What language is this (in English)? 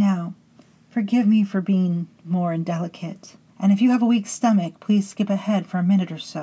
English